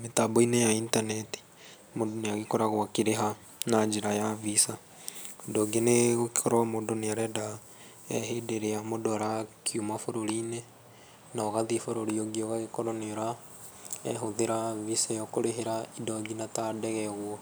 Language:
Kikuyu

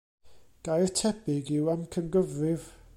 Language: Welsh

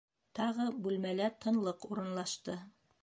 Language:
Bashkir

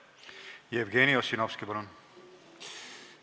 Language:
Estonian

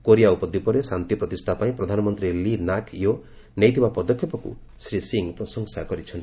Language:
Odia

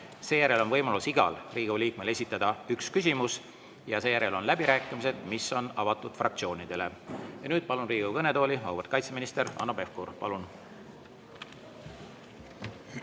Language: Estonian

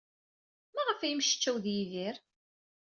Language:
Kabyle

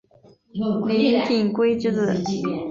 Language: Chinese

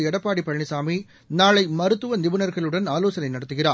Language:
Tamil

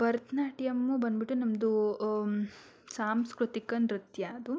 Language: Kannada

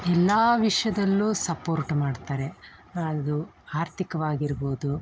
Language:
Kannada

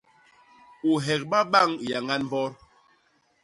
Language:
Basaa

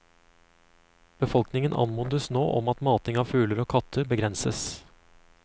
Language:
Norwegian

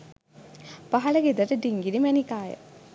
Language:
Sinhala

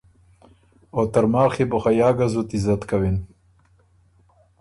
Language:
Ormuri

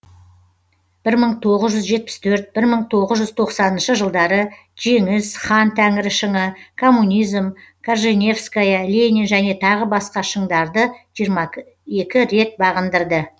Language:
Kazakh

